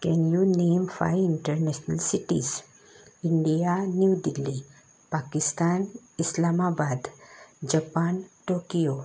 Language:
Konkani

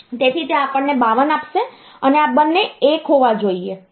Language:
Gujarati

